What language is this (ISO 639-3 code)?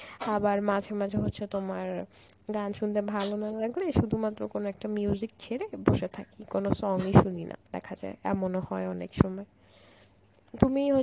ben